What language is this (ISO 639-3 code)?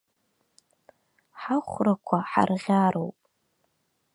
abk